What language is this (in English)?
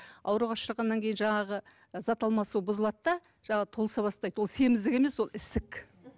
Kazakh